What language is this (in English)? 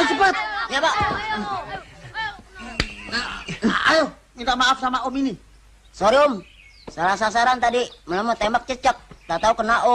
Indonesian